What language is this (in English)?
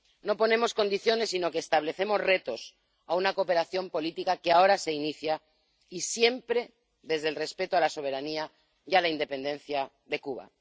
Spanish